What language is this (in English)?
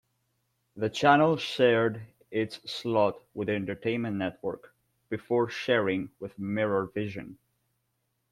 English